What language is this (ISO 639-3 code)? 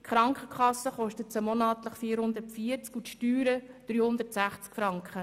gsw